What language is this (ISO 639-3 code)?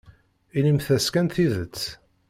kab